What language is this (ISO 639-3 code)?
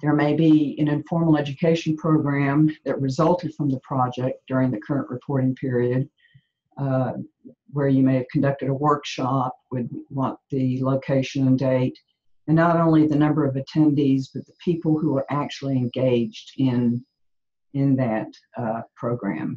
eng